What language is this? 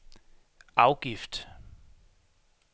Danish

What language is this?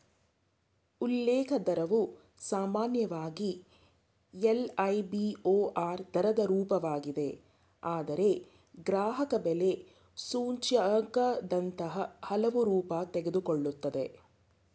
Kannada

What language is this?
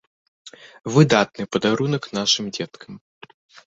Belarusian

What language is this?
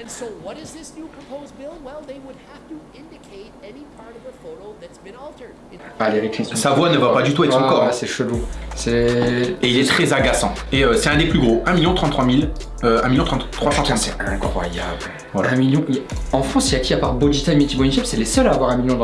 French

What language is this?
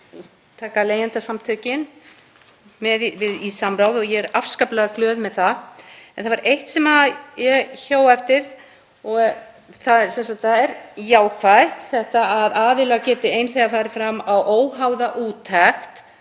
Icelandic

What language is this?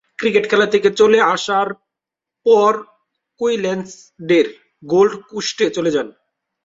Bangla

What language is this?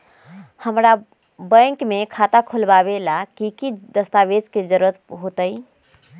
Magahi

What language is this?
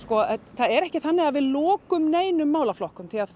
Icelandic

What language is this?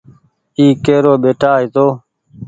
Goaria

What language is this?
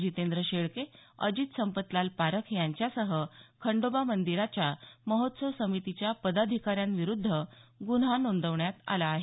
Marathi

